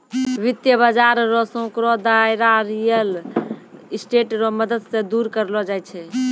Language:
Maithili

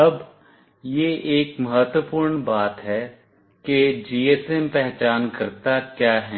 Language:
Hindi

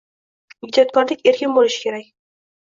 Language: Uzbek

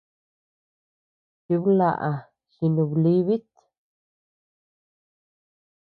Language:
Tepeuxila Cuicatec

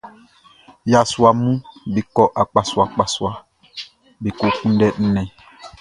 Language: Baoulé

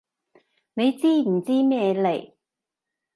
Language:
Cantonese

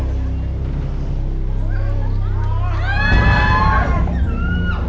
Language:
Thai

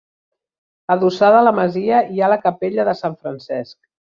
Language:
Catalan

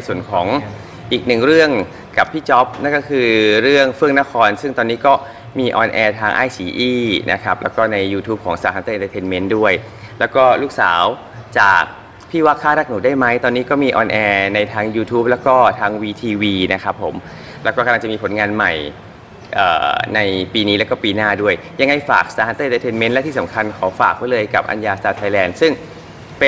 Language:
Thai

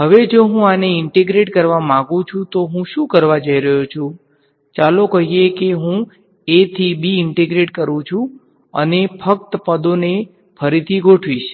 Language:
Gujarati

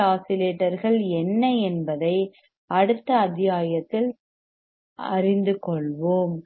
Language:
Tamil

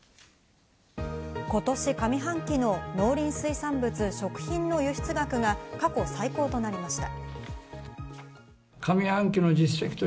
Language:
Japanese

